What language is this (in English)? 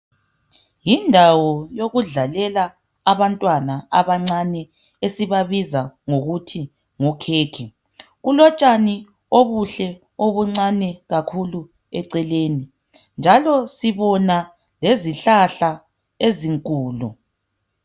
North Ndebele